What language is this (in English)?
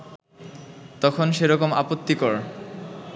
Bangla